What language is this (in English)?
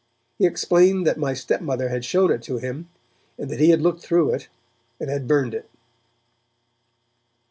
English